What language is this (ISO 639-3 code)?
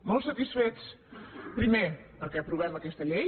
cat